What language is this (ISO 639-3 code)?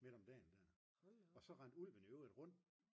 dan